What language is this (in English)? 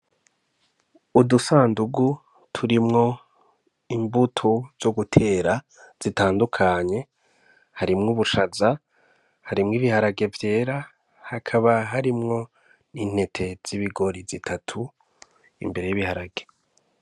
Rundi